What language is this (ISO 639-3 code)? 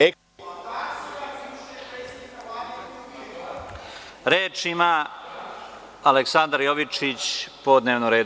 srp